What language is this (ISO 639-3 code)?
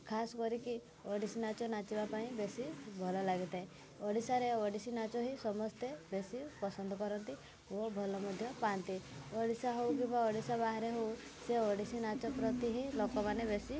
ori